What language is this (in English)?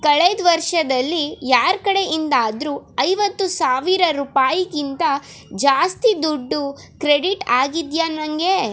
Kannada